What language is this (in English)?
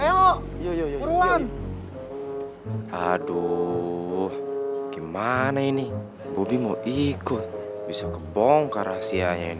Indonesian